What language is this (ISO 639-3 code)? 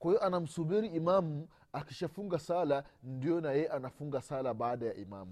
swa